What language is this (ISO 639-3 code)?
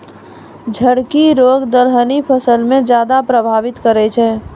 mai